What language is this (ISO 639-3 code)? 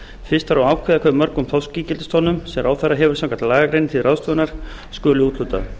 isl